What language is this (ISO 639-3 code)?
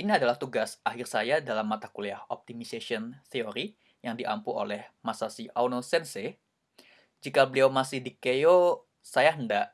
ind